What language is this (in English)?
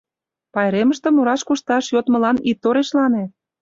Mari